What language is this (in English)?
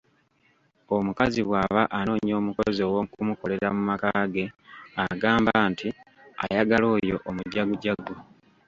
Ganda